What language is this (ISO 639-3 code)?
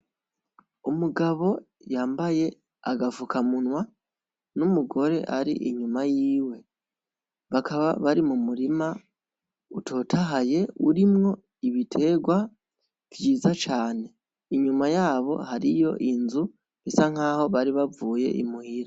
run